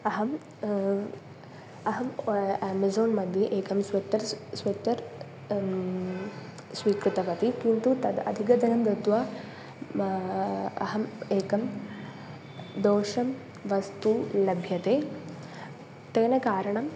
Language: Sanskrit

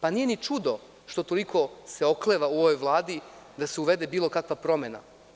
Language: Serbian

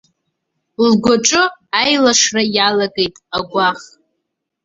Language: Abkhazian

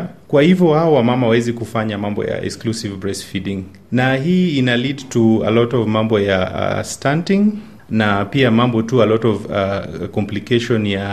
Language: Swahili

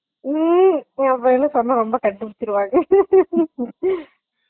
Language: Tamil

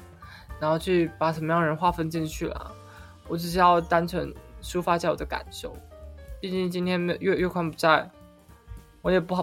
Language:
Chinese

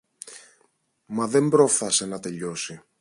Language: Greek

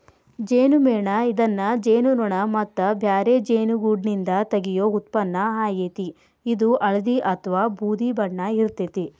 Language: Kannada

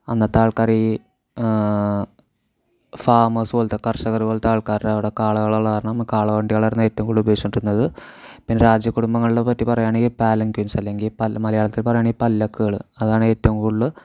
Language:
Malayalam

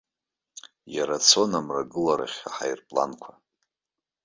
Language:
Abkhazian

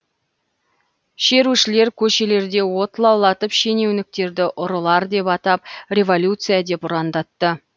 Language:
Kazakh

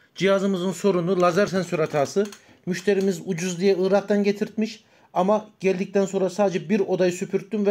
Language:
Turkish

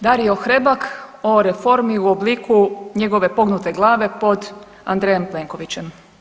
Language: Croatian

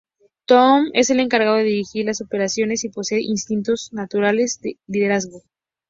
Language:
Spanish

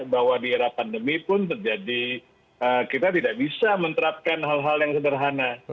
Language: Indonesian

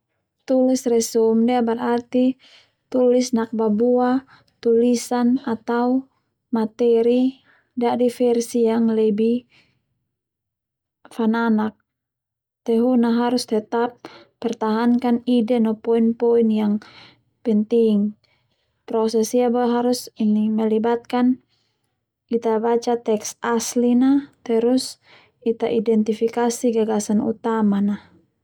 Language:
Termanu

